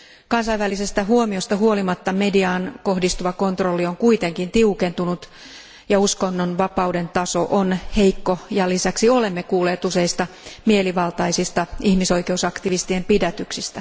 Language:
Finnish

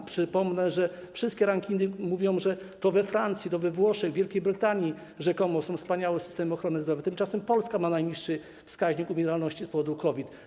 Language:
Polish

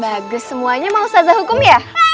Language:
Indonesian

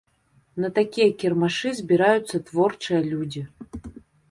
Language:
Belarusian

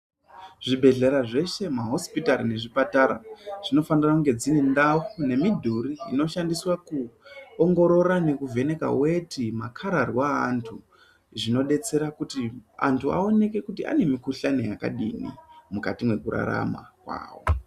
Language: Ndau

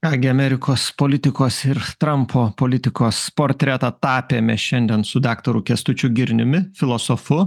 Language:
Lithuanian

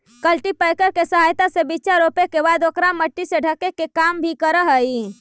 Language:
Magahi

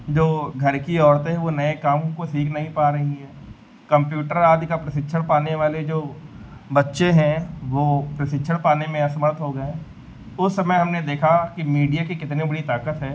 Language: Hindi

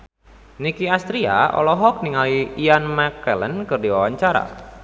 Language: Sundanese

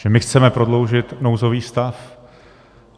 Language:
Czech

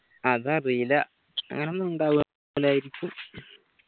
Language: Malayalam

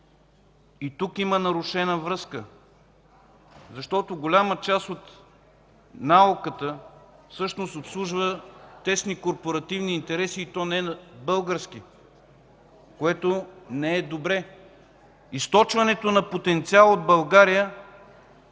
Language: Bulgarian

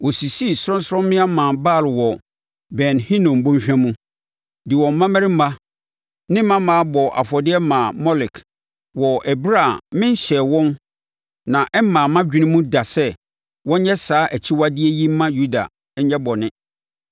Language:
Akan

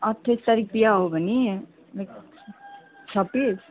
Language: Nepali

